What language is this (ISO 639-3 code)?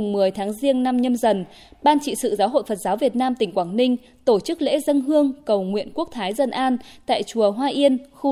vie